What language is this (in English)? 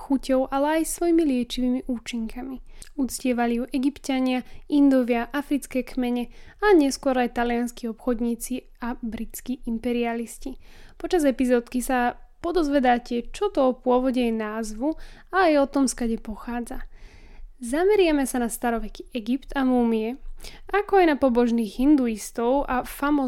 Slovak